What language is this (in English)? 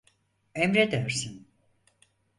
Turkish